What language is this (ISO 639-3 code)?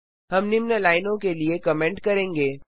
hin